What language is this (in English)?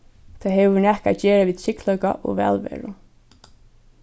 Faroese